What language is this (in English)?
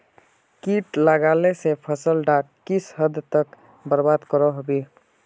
Magahi